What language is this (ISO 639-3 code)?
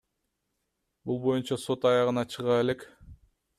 kir